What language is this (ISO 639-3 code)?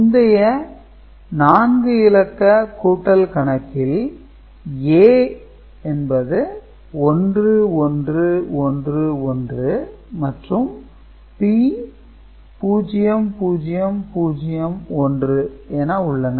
tam